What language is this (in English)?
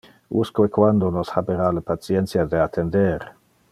Interlingua